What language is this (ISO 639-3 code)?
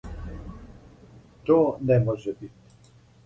srp